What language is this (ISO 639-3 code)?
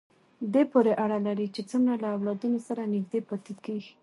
pus